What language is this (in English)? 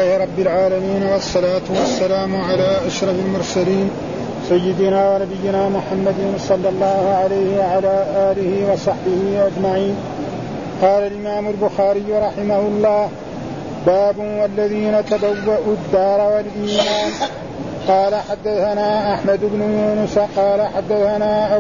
Arabic